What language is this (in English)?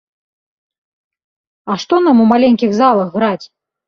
Belarusian